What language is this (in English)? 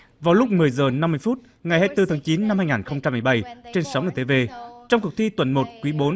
Vietnamese